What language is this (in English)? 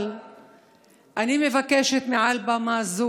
Hebrew